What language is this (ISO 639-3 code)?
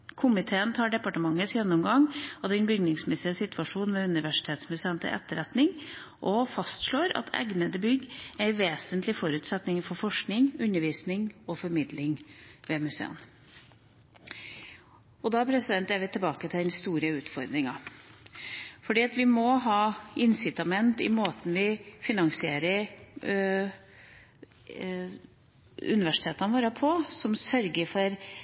nob